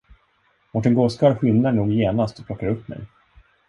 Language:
Swedish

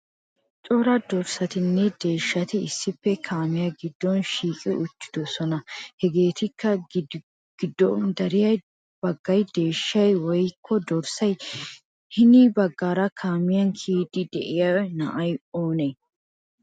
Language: Wolaytta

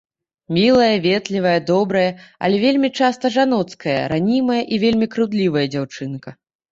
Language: Belarusian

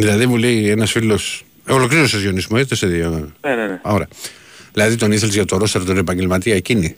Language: Greek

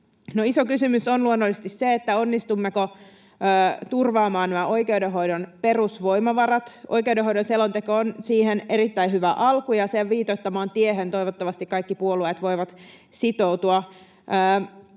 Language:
Finnish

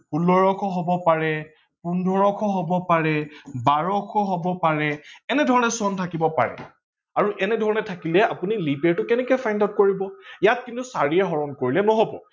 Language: Assamese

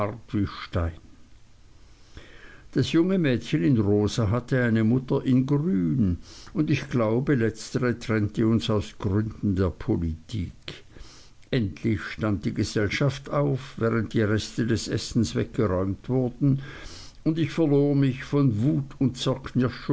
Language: German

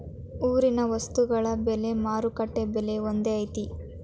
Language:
Kannada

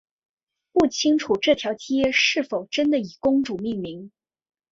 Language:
Chinese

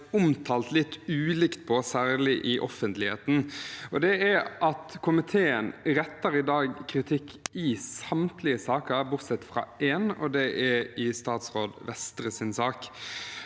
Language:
Norwegian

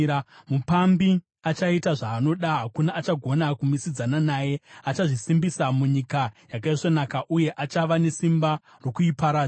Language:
Shona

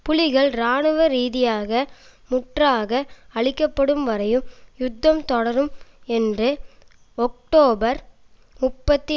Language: Tamil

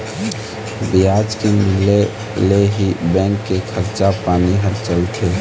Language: Chhattisgarhi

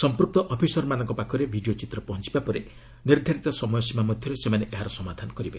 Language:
Odia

